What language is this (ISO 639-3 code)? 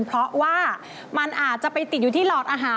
tha